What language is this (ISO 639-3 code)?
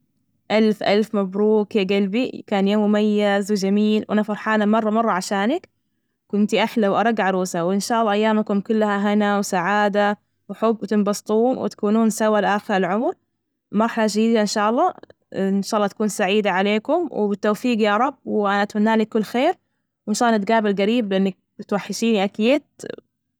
ars